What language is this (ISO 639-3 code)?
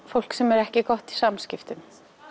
isl